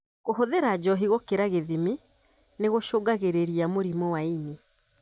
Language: Kikuyu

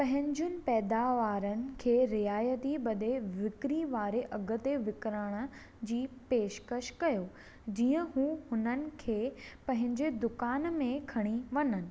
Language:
Sindhi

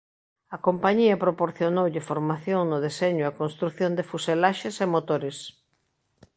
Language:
Galician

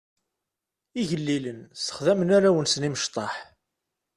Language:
Kabyle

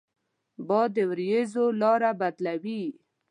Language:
Pashto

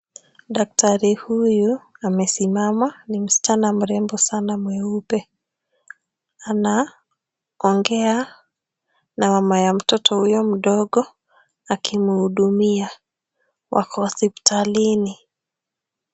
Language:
Swahili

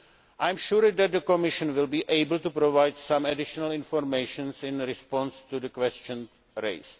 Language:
English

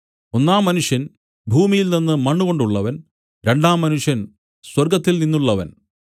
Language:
Malayalam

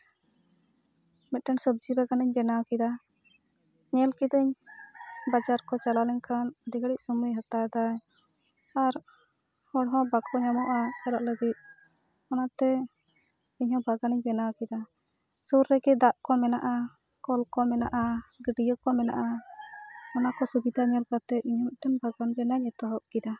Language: Santali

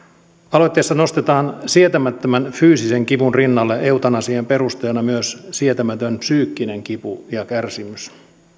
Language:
Finnish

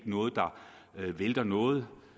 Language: Danish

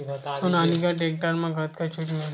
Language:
Chhattisgarhi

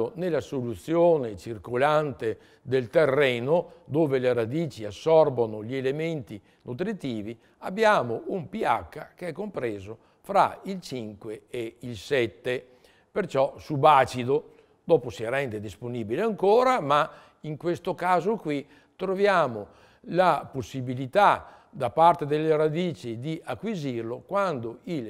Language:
Italian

